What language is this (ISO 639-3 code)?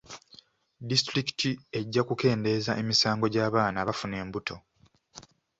lug